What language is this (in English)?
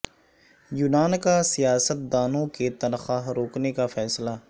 Urdu